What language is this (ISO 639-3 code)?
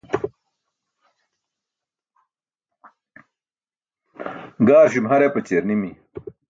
bsk